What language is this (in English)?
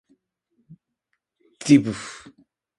Japanese